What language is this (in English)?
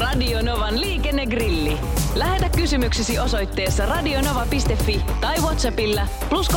Finnish